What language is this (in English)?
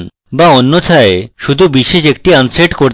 Bangla